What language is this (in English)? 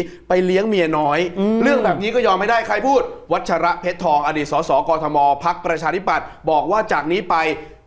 Thai